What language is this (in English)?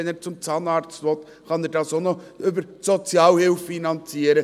Swiss German